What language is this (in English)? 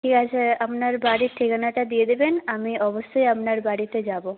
Bangla